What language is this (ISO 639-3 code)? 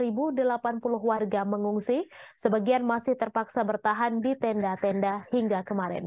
ind